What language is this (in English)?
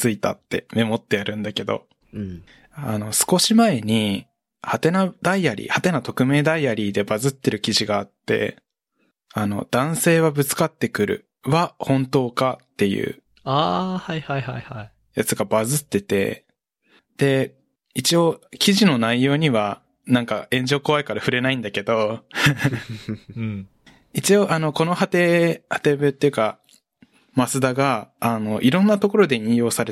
Japanese